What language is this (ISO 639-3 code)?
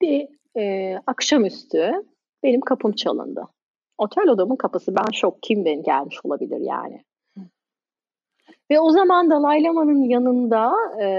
tur